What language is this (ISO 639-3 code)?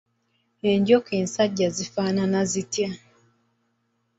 lug